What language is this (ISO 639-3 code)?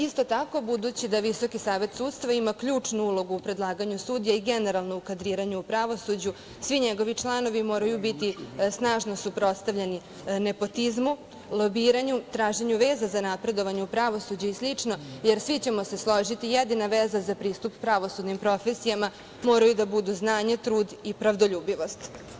srp